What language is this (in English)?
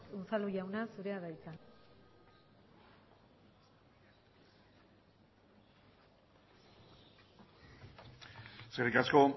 Basque